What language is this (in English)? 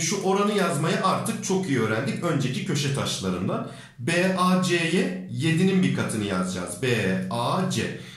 Turkish